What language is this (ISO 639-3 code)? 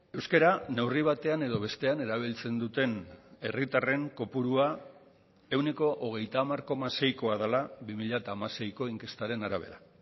eus